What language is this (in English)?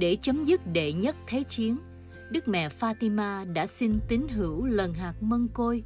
Vietnamese